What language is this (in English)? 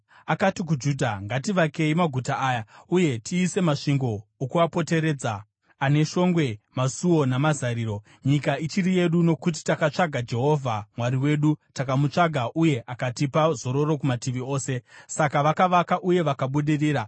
Shona